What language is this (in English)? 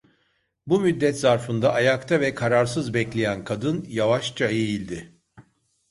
Turkish